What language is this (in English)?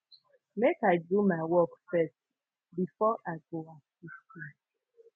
Nigerian Pidgin